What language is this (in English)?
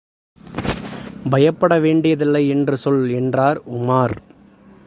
Tamil